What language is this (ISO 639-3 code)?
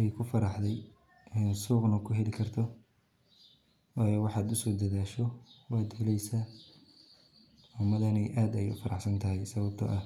som